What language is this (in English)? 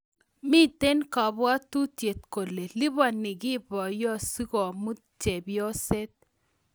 Kalenjin